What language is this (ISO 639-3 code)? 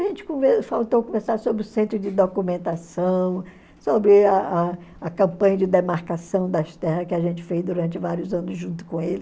por